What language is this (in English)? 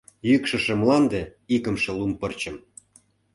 Mari